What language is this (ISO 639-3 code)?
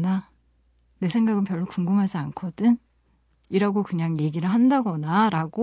kor